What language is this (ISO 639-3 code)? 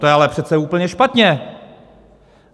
ces